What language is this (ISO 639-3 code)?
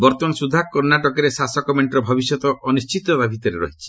ori